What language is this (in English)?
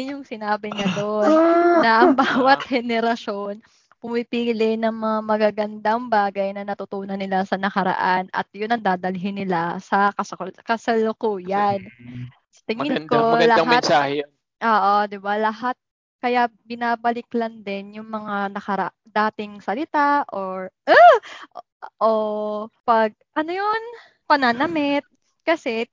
Filipino